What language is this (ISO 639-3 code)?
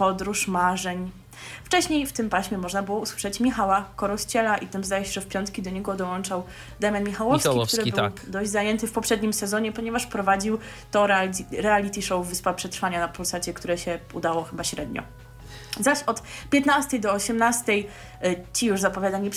pol